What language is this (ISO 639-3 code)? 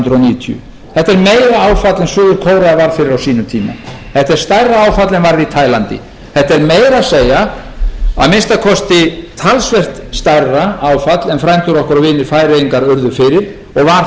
isl